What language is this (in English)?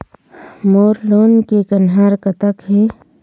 Chhattisgarhi